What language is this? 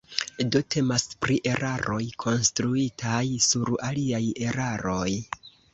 Esperanto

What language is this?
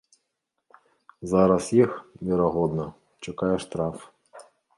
Belarusian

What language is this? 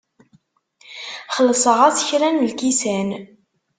Kabyle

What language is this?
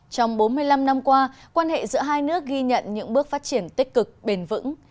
Vietnamese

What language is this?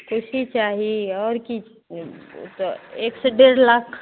Maithili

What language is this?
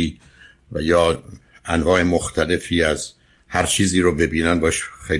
Persian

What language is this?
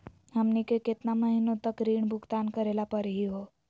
Magahi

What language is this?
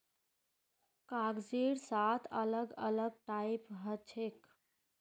Magahi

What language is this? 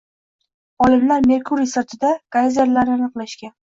Uzbek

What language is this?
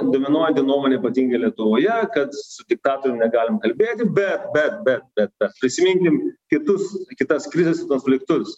Lithuanian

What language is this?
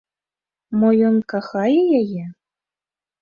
Belarusian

